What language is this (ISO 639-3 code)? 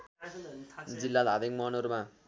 nep